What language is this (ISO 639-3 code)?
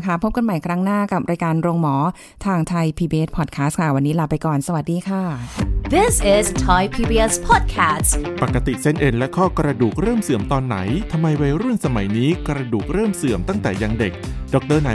tha